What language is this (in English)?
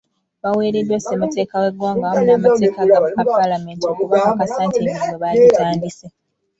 Ganda